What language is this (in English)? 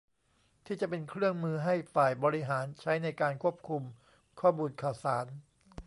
Thai